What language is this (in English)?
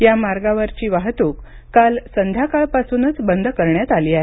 Marathi